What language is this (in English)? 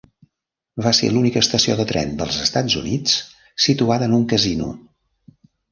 Catalan